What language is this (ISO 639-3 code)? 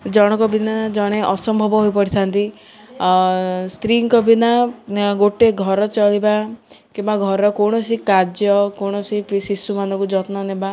ori